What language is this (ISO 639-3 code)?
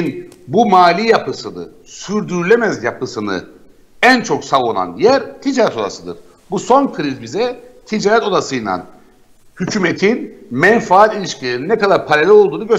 tur